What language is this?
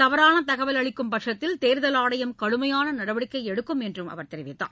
Tamil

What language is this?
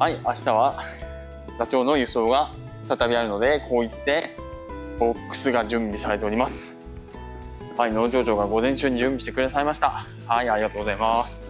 Japanese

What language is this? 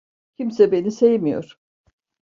Turkish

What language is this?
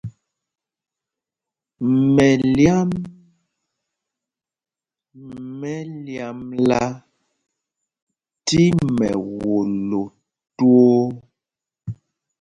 Mpumpong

